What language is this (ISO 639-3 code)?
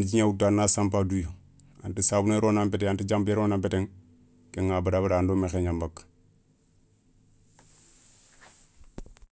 snk